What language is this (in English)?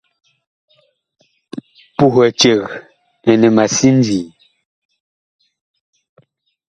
Bakoko